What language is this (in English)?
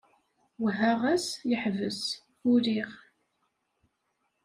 Kabyle